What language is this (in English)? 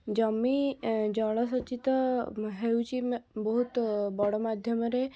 Odia